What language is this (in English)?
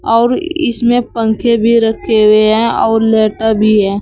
Hindi